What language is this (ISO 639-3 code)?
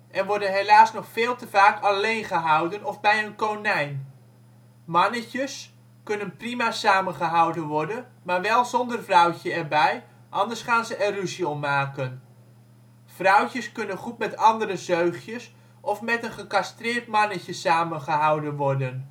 nld